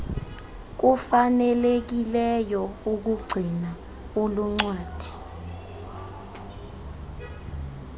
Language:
Xhosa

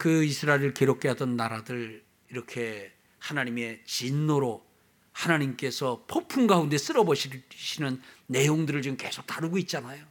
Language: Korean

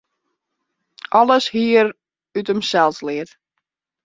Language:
Western Frisian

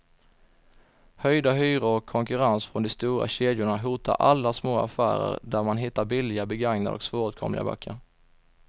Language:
Swedish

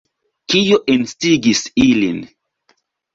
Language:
Esperanto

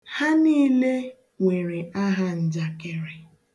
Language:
Igbo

